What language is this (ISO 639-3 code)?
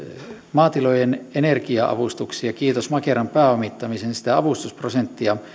fin